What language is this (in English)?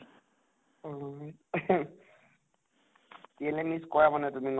Assamese